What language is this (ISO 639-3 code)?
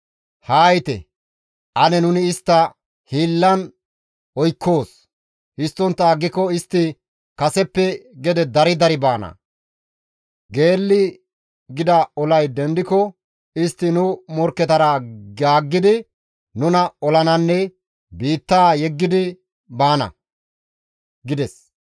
gmv